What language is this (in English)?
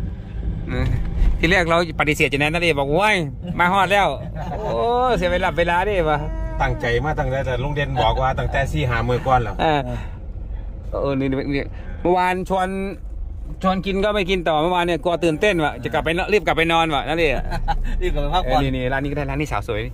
Thai